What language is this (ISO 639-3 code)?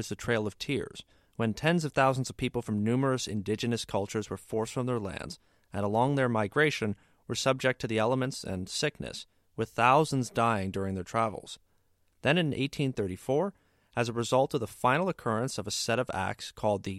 eng